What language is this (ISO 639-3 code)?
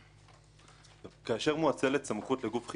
heb